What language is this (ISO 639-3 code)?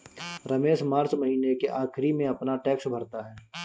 hin